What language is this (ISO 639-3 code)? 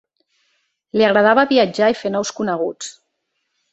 cat